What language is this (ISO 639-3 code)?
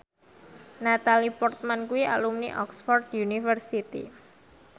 jav